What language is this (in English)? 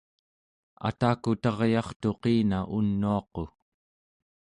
Central Yupik